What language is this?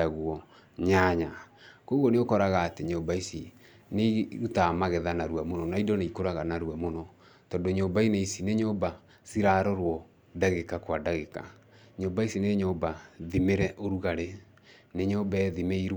Kikuyu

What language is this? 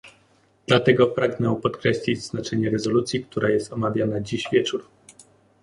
Polish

